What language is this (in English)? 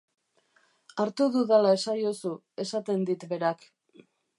Basque